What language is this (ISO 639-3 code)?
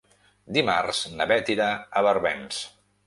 cat